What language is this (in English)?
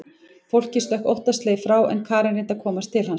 Icelandic